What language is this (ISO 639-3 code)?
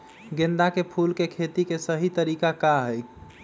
mag